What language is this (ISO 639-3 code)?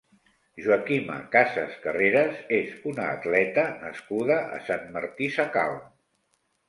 cat